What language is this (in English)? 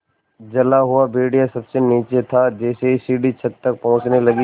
Hindi